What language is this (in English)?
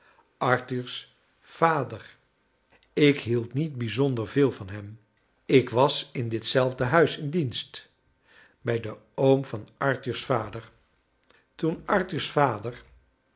Dutch